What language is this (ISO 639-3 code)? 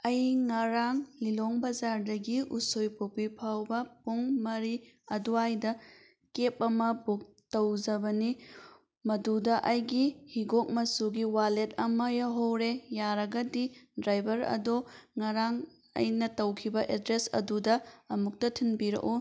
mni